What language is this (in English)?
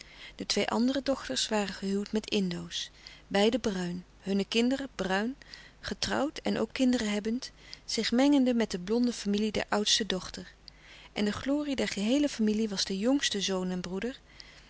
Dutch